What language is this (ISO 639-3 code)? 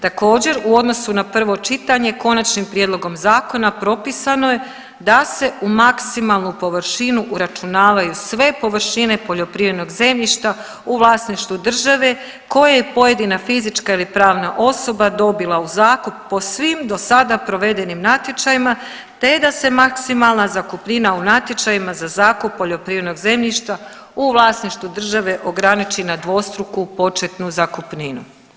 hrv